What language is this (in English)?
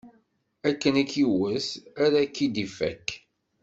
Kabyle